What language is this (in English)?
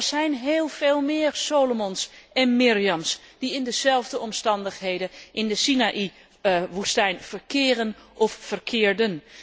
Dutch